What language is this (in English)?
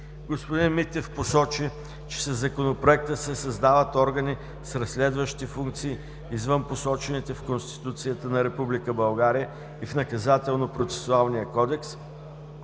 Bulgarian